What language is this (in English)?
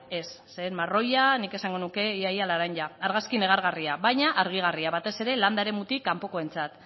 Basque